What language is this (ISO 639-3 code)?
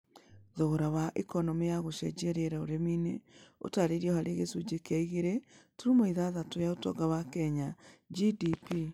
kik